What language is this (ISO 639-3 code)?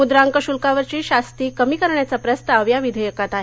mar